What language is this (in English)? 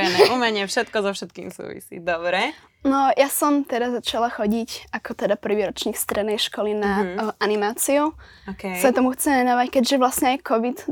Slovak